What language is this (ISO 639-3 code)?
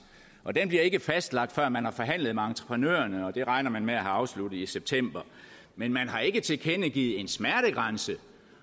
dan